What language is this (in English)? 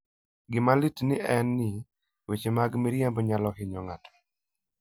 Luo (Kenya and Tanzania)